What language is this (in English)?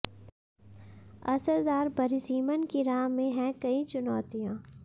Hindi